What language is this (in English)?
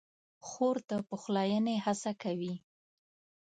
Pashto